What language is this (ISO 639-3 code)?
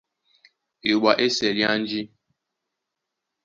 dua